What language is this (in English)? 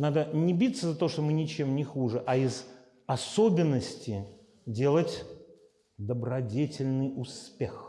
Russian